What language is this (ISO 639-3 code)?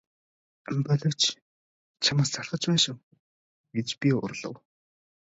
mon